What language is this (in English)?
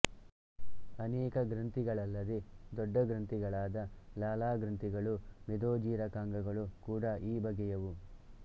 Kannada